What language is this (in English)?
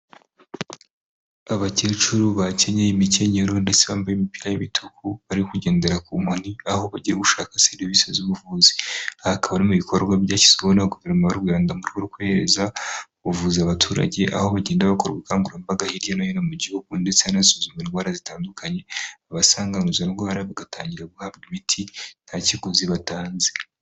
Kinyarwanda